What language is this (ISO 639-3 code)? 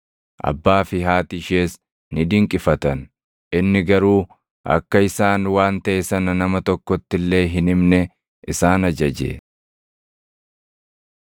orm